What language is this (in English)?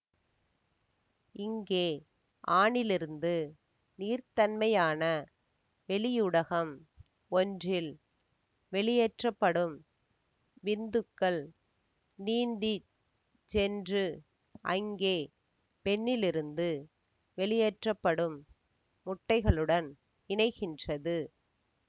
Tamil